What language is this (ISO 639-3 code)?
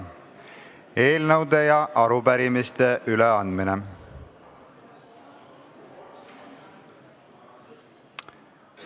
est